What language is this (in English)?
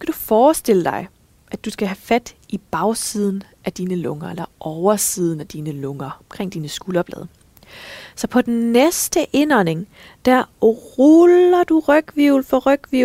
Danish